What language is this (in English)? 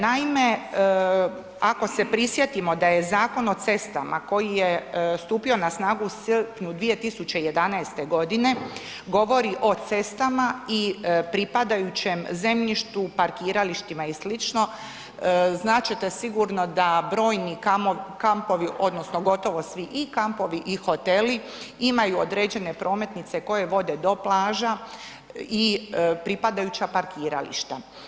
Croatian